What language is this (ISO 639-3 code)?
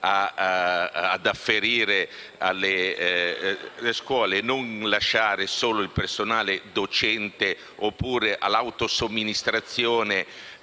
ita